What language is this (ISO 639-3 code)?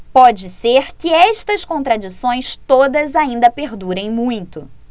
por